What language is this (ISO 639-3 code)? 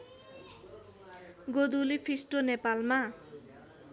nep